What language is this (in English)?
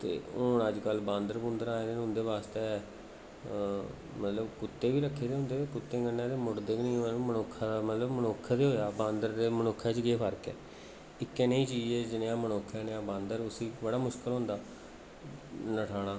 Dogri